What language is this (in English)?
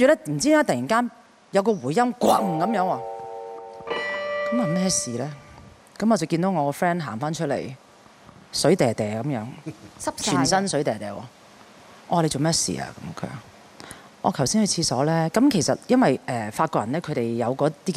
Chinese